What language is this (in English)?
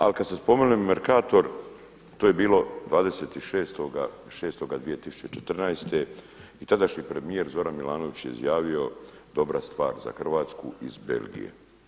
Croatian